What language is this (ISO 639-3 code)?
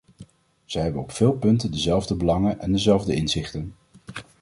nld